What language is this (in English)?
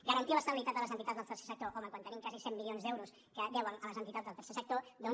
Catalan